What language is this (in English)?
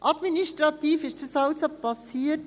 Swiss German